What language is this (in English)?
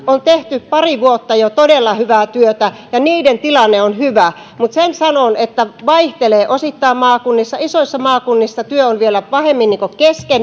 Finnish